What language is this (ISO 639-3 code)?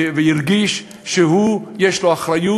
heb